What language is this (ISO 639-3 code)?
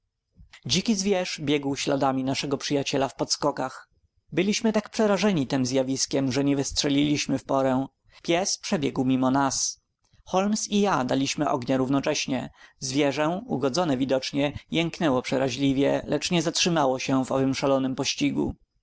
pol